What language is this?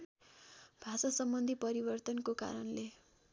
Nepali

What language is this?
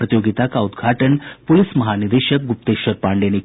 Hindi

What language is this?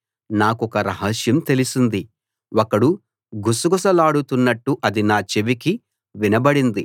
Telugu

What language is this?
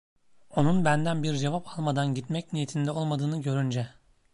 Turkish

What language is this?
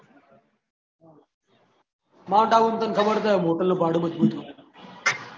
Gujarati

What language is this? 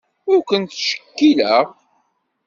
Kabyle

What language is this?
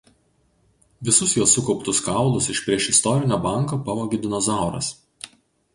Lithuanian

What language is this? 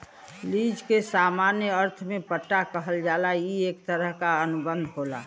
Bhojpuri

